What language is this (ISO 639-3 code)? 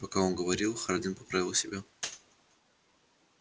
rus